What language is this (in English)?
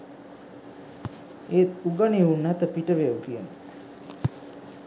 Sinhala